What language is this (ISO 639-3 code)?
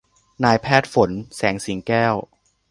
tha